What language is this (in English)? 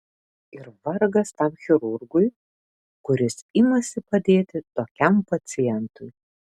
Lithuanian